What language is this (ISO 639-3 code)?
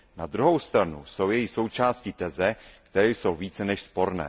ces